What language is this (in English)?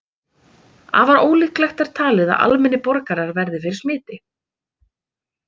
Icelandic